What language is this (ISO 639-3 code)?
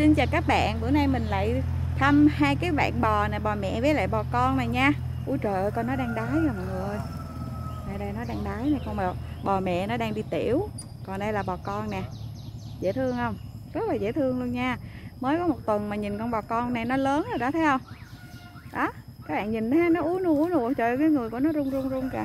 vie